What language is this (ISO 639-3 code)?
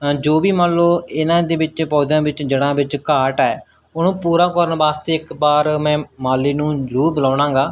pan